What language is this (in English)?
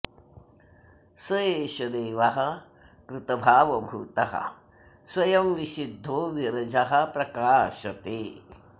Sanskrit